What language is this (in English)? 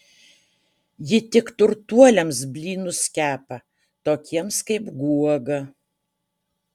Lithuanian